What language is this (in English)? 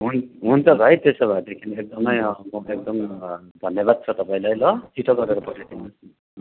Nepali